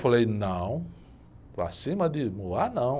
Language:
Portuguese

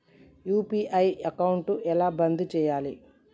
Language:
Telugu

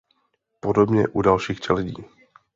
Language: Czech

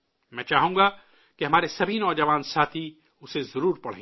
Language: Urdu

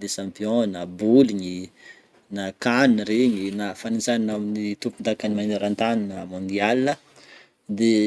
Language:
Northern Betsimisaraka Malagasy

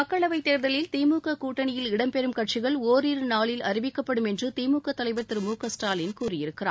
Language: Tamil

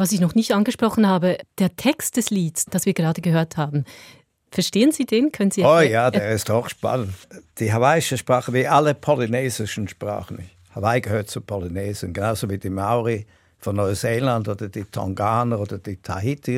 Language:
German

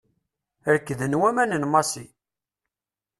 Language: Kabyle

